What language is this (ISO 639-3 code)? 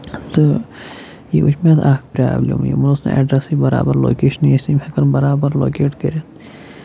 kas